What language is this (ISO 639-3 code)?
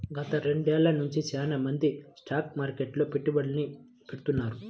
tel